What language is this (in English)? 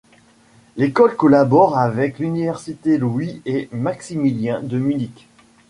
French